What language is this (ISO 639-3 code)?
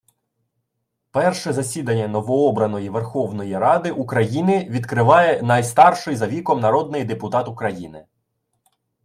ukr